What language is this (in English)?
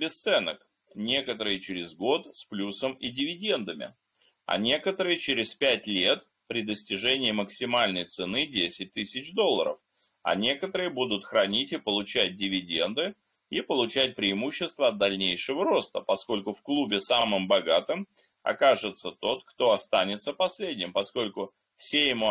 Russian